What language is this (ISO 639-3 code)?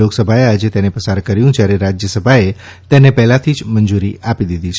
guj